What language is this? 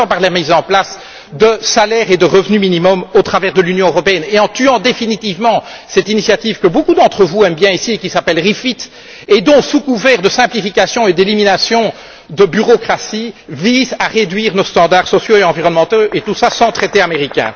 French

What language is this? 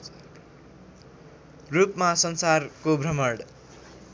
Nepali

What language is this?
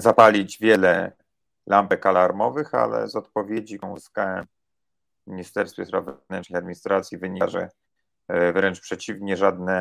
Polish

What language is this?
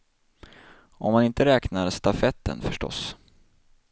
Swedish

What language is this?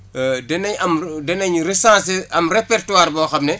Wolof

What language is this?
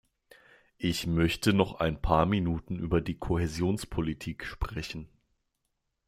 German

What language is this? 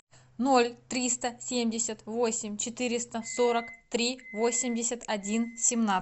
Russian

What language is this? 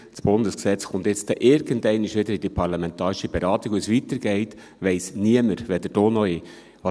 Swiss German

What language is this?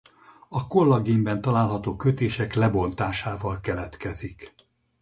Hungarian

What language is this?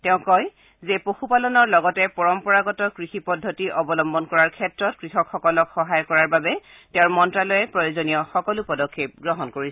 Assamese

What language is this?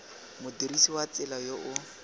Tswana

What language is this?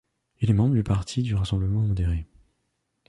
French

